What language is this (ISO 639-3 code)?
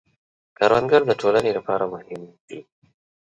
pus